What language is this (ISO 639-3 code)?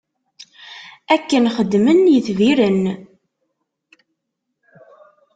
kab